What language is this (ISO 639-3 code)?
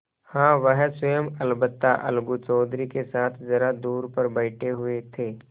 hin